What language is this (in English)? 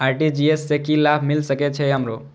Maithili